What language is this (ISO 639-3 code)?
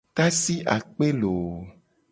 gej